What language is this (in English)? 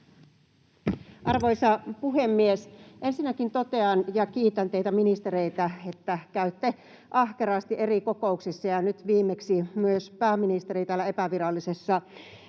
Finnish